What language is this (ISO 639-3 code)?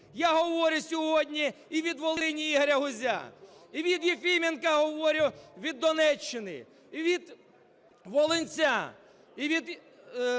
ukr